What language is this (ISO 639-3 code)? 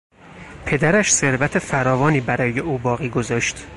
fas